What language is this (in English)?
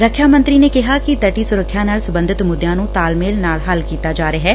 Punjabi